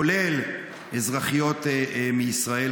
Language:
Hebrew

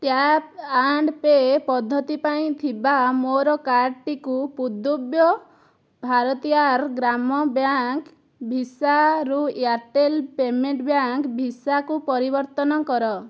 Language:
Odia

